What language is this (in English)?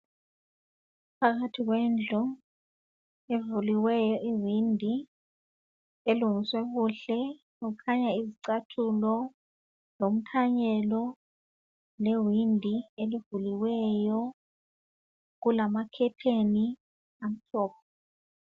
North Ndebele